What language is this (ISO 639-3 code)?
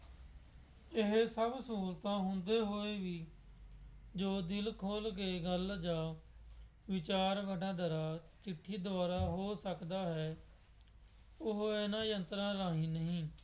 pan